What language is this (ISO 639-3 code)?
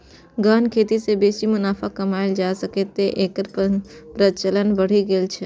mai